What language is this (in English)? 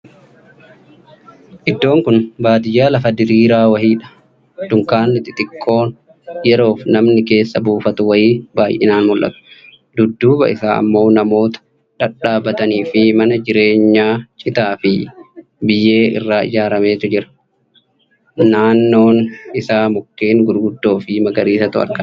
Oromo